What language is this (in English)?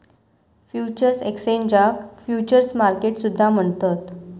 Marathi